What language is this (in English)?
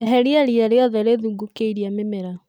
Kikuyu